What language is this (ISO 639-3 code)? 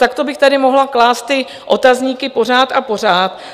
ces